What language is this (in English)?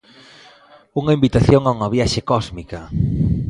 Galician